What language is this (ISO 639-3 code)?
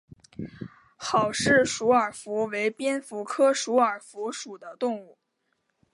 zho